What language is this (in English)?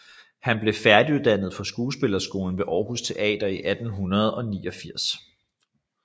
Danish